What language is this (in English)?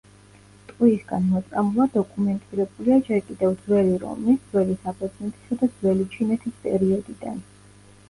Georgian